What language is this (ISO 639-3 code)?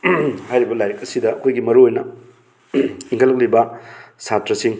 mni